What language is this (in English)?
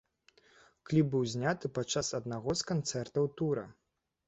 Belarusian